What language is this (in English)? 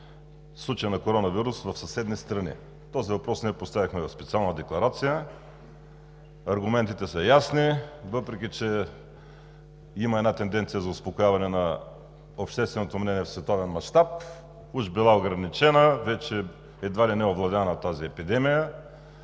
Bulgarian